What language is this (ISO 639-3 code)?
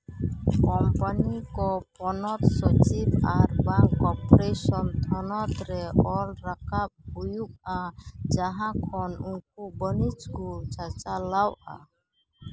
sat